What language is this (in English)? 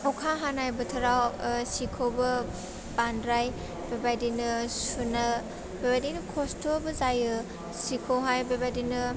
Bodo